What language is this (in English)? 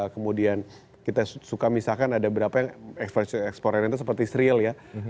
Indonesian